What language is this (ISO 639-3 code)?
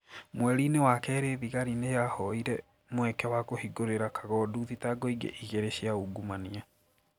kik